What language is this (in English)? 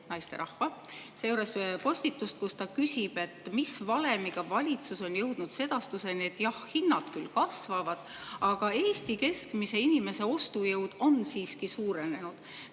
Estonian